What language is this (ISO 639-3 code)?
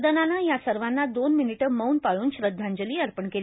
mar